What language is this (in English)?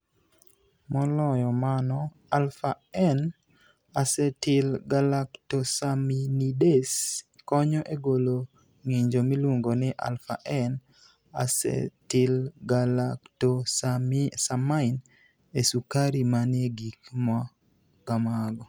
Luo (Kenya and Tanzania)